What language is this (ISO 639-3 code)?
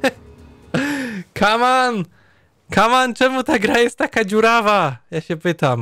pol